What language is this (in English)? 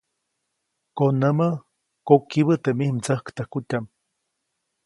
Copainalá Zoque